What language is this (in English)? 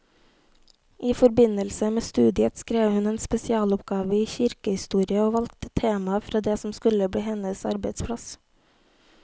Norwegian